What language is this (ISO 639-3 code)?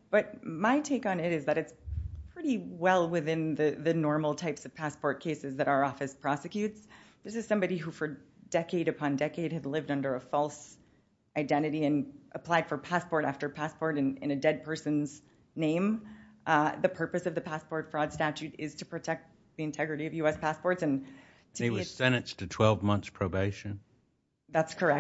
eng